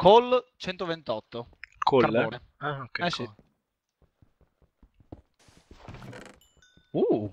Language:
Italian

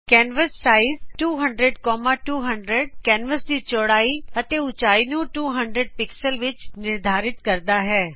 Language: Punjabi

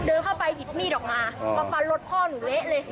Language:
Thai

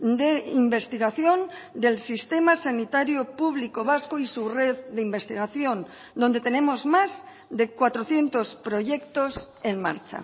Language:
Spanish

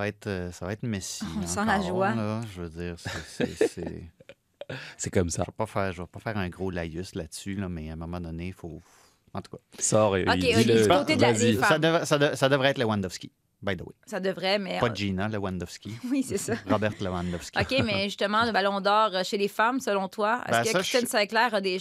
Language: French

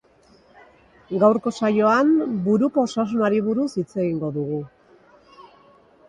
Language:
Basque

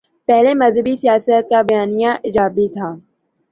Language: Urdu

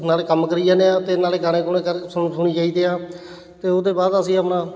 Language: Punjabi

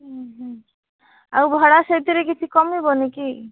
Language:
Odia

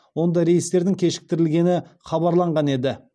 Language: Kazakh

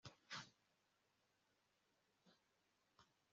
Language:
Kinyarwanda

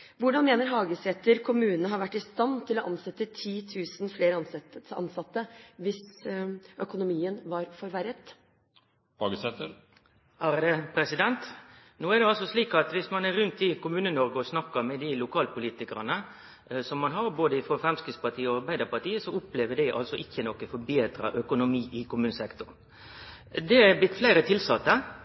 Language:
Norwegian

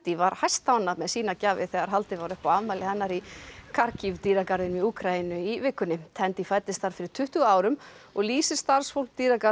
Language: Icelandic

